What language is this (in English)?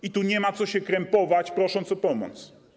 Polish